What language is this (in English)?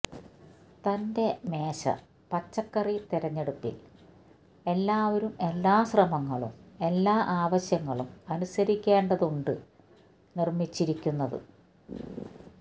Malayalam